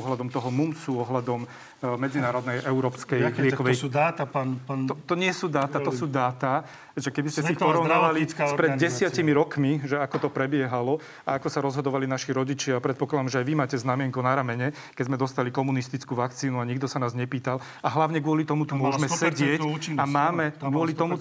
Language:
Slovak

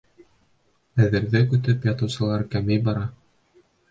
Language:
Bashkir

